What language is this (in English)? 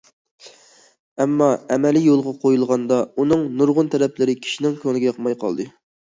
Uyghur